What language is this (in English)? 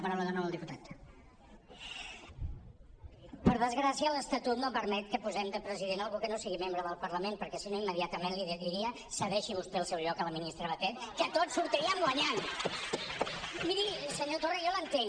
Catalan